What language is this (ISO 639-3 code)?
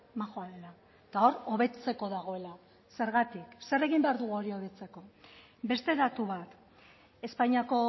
eus